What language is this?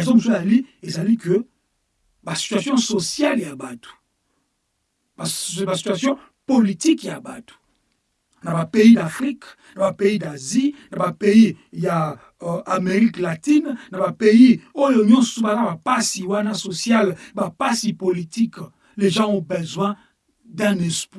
French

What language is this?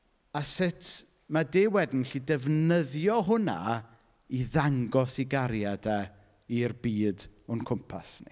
Welsh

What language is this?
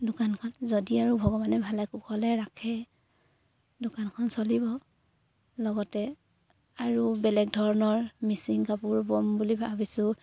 Assamese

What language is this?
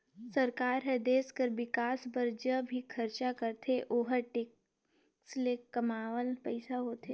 Chhattisgarhi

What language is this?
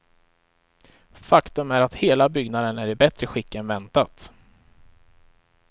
Swedish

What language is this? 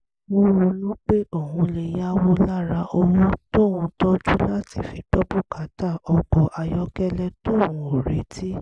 Yoruba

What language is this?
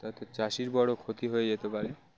Bangla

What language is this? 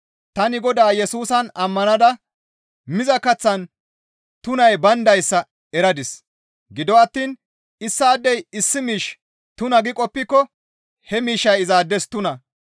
Gamo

